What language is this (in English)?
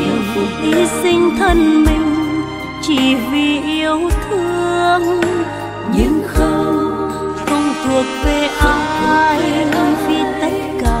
Vietnamese